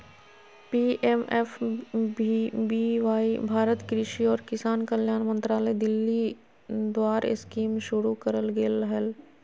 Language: Magahi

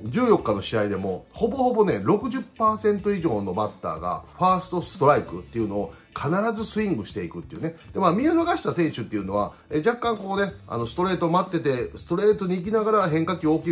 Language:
Japanese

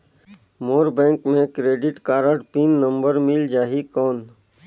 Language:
Chhattisgarhi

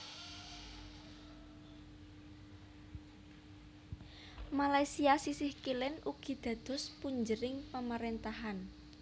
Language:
Javanese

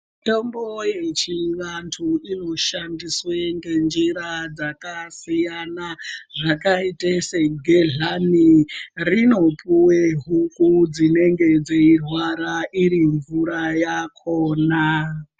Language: Ndau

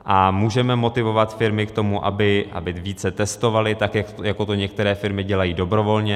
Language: Czech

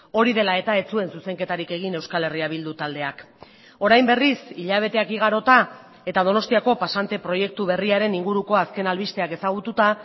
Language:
Basque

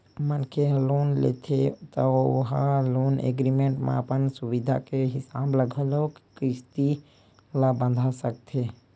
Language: Chhattisgarhi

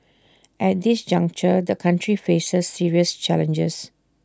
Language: English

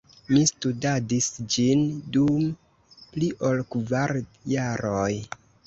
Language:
Esperanto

